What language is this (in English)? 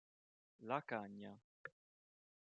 Italian